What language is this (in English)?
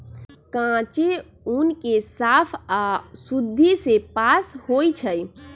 Magahi